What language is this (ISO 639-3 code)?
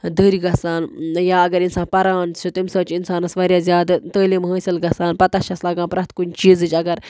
kas